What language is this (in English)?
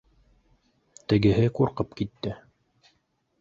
Bashkir